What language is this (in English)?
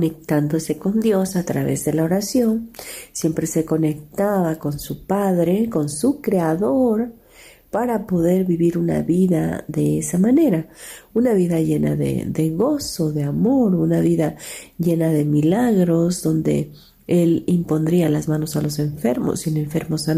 Spanish